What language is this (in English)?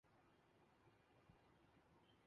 Urdu